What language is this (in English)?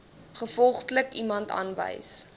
Afrikaans